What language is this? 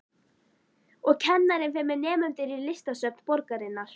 Icelandic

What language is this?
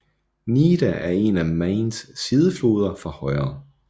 Danish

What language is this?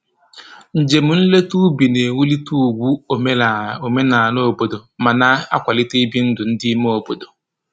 Igbo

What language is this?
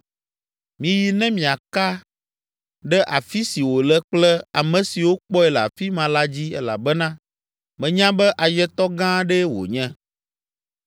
Ewe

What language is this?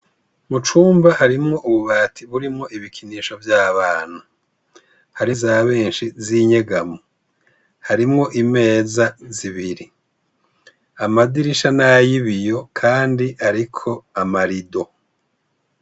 Rundi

